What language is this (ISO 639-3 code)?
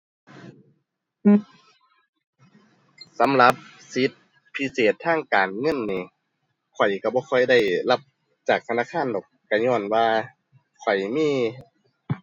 tha